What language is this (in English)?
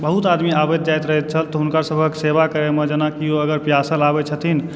Maithili